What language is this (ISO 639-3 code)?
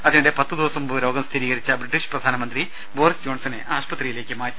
mal